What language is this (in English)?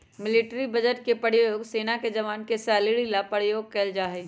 Magahi